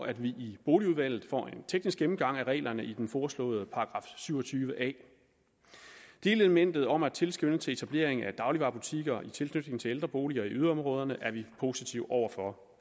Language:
Danish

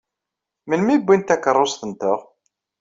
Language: Kabyle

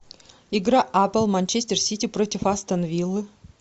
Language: Russian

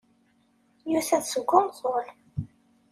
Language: Kabyle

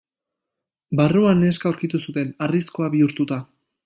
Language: Basque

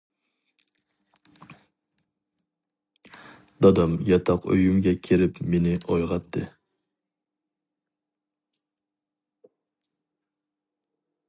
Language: Uyghur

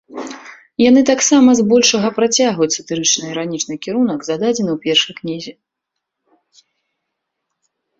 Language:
Belarusian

